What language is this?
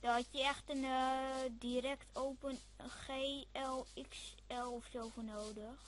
Dutch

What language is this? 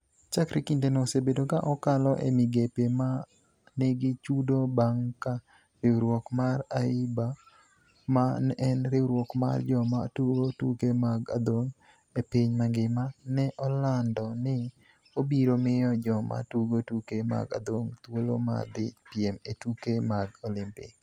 Luo (Kenya and Tanzania)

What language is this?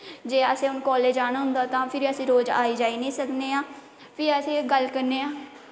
Dogri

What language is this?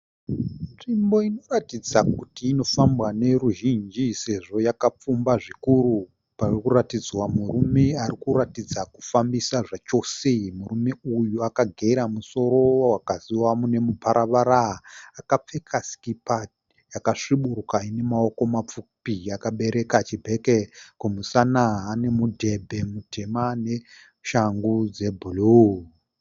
Shona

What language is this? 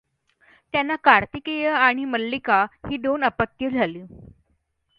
Marathi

